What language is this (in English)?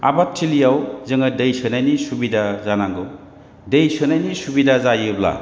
Bodo